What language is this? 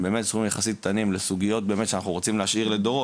Hebrew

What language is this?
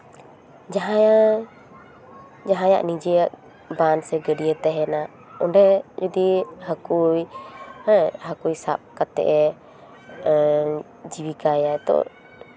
Santali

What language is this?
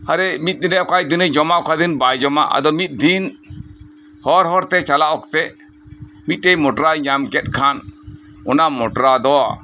Santali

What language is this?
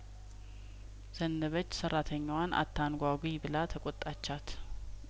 Amharic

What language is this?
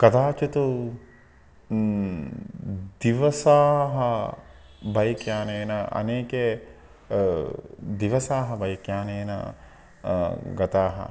Sanskrit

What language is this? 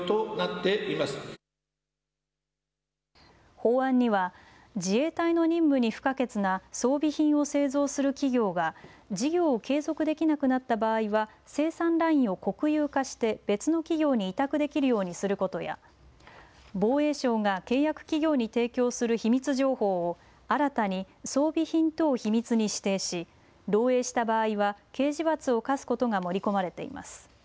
Japanese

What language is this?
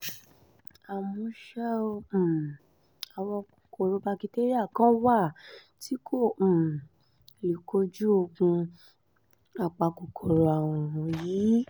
Yoruba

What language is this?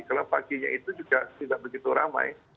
Indonesian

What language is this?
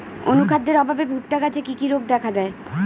Bangla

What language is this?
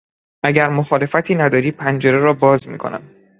Persian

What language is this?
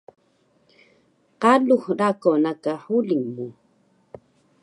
Taroko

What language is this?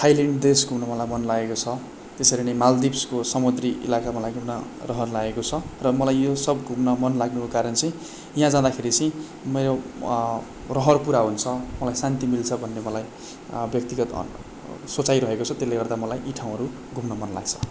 Nepali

